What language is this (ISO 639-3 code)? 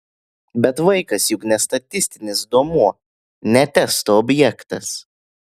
lit